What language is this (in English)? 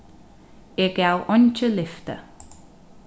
Faroese